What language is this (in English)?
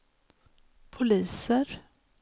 Swedish